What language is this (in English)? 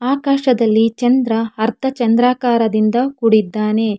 Kannada